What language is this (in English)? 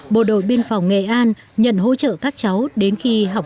Vietnamese